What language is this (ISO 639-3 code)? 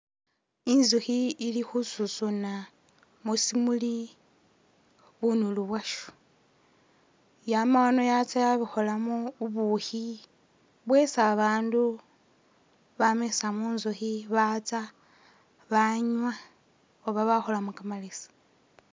myx